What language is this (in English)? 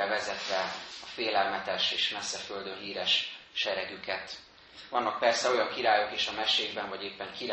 Hungarian